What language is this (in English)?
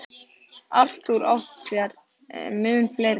Icelandic